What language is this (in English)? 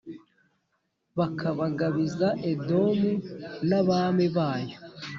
Kinyarwanda